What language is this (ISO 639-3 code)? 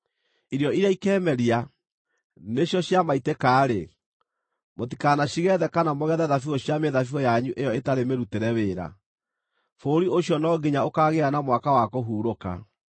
kik